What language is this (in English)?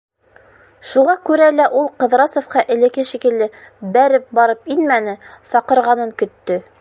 Bashkir